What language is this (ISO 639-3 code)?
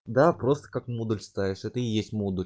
rus